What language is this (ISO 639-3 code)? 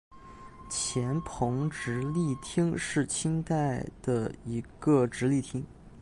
zho